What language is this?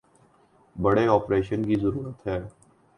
Urdu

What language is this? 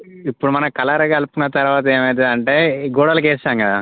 Telugu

